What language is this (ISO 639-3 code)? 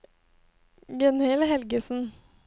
nor